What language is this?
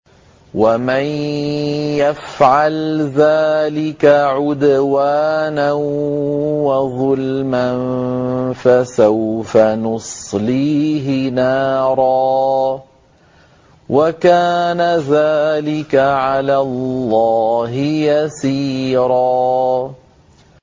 Arabic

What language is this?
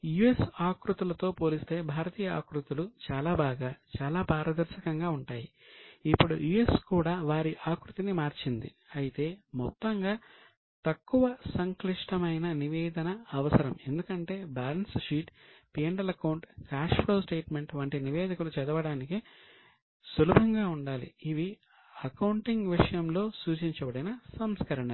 Telugu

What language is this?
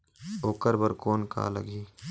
Chhattisgarhi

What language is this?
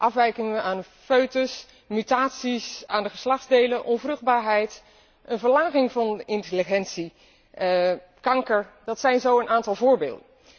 Dutch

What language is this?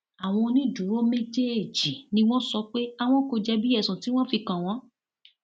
Yoruba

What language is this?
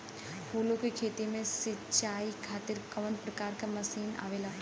Bhojpuri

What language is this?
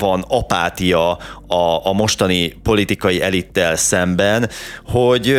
Hungarian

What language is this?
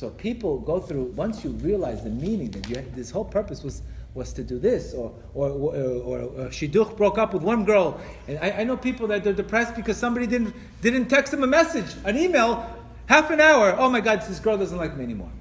English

